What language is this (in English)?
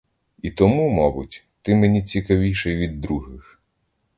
Ukrainian